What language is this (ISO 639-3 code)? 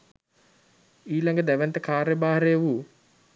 sin